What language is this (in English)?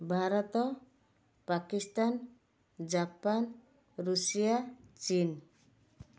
Odia